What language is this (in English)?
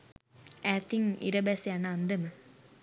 Sinhala